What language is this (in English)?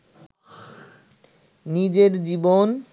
Bangla